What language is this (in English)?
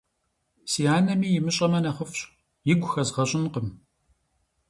Kabardian